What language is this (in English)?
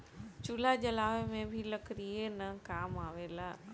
Bhojpuri